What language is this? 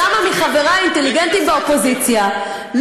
Hebrew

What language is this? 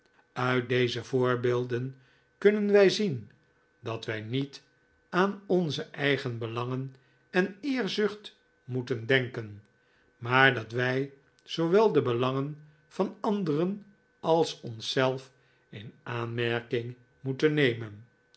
Dutch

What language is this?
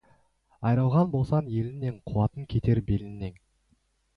Kazakh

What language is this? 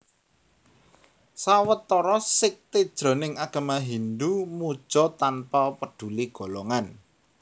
Javanese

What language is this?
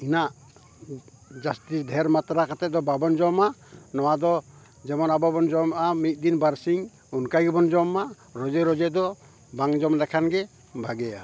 Santali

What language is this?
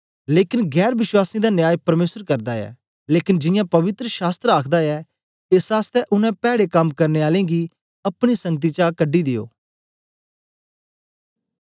Dogri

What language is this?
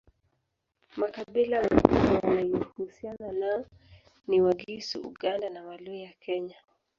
Swahili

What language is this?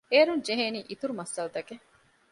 Divehi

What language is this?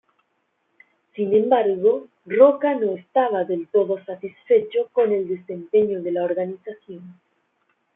Spanish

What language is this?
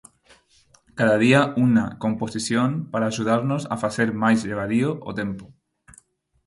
Galician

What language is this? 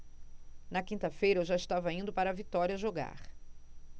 Portuguese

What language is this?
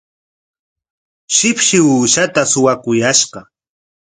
Corongo Ancash Quechua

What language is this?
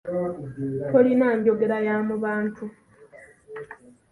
Ganda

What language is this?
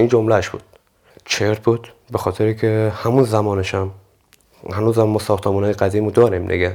Persian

